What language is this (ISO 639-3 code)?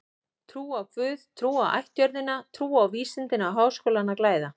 isl